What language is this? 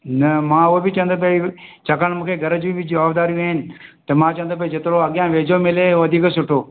Sindhi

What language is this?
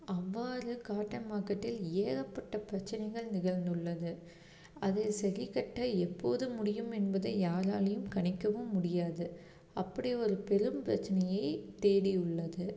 Tamil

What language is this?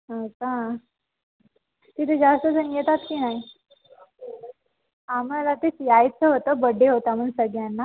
Marathi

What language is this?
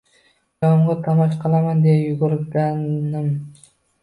Uzbek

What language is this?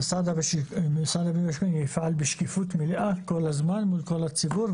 Hebrew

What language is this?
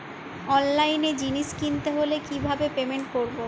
Bangla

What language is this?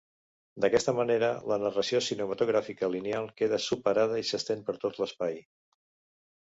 Catalan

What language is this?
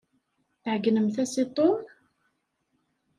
Kabyle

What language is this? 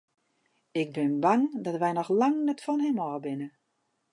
Western Frisian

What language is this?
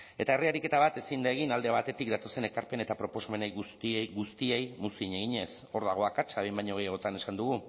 Basque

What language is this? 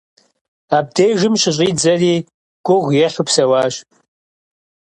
Kabardian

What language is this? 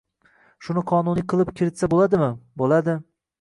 Uzbek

